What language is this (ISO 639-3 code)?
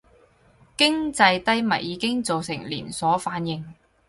yue